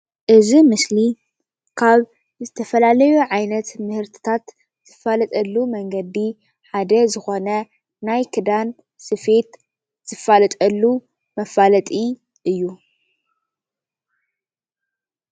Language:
Tigrinya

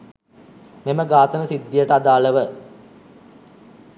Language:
Sinhala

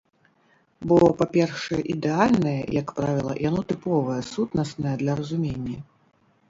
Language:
Belarusian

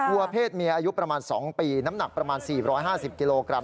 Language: Thai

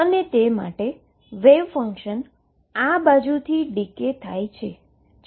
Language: Gujarati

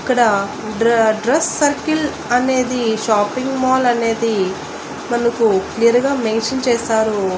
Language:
Telugu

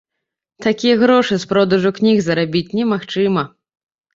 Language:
Belarusian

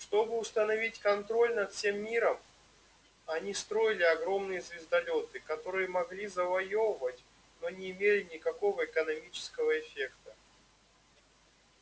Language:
Russian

